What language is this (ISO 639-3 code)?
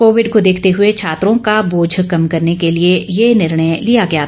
hin